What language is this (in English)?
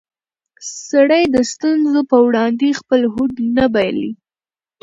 Pashto